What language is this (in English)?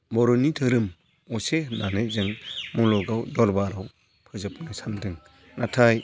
Bodo